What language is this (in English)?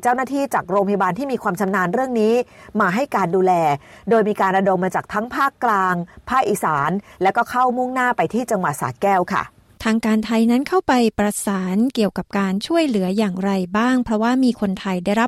Thai